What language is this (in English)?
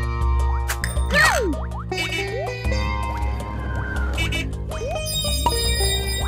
English